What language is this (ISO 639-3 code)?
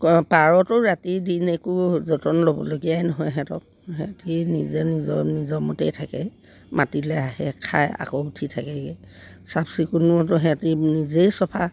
asm